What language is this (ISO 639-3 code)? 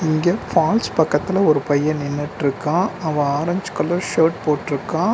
tam